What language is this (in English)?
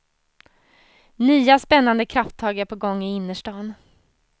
Swedish